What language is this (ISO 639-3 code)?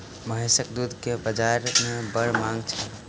mai